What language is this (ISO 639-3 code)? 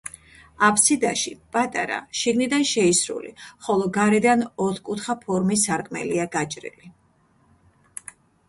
kat